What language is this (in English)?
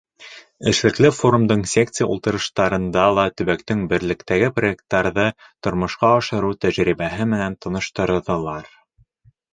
Bashkir